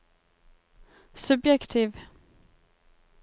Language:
Norwegian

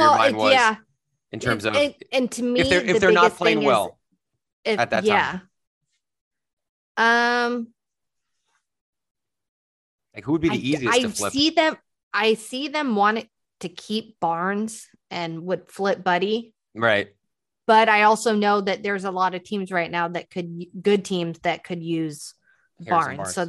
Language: English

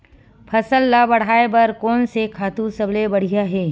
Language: Chhattisgarhi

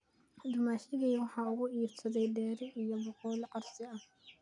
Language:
Somali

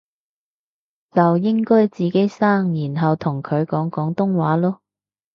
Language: Cantonese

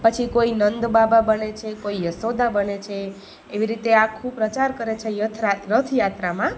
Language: Gujarati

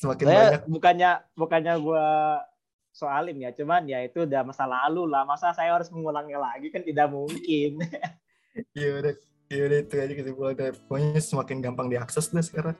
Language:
Indonesian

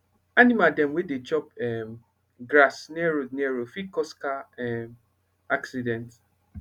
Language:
Nigerian Pidgin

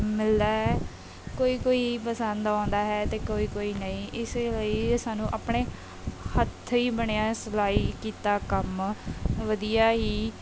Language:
Punjabi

